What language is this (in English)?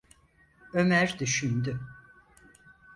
Turkish